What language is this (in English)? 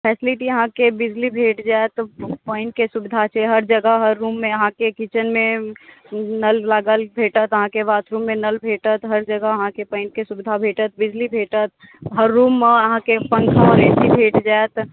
Maithili